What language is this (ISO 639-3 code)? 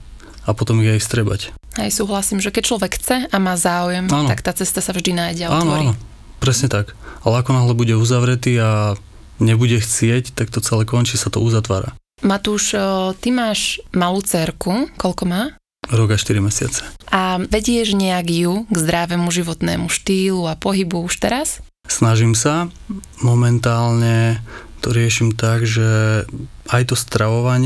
slk